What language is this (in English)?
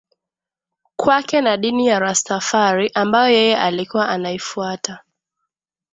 Swahili